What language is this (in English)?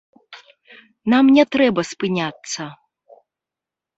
Belarusian